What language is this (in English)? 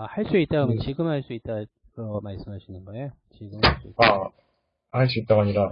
Korean